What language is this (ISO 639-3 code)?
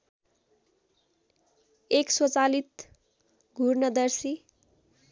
nep